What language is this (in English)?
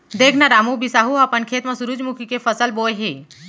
Chhattisgarhi